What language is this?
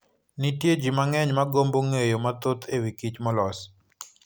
Luo (Kenya and Tanzania)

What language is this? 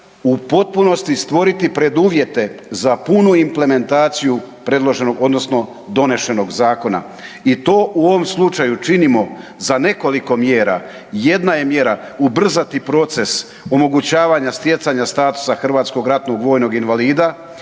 Croatian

